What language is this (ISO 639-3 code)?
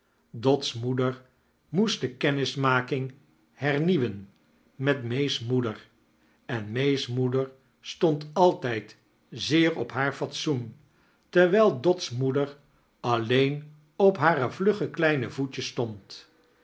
nld